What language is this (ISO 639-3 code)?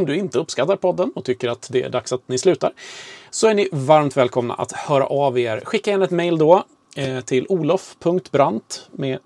swe